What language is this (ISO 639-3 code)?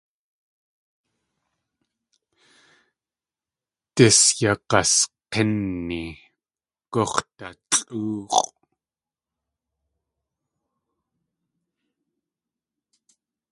tli